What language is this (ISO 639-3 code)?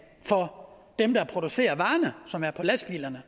dan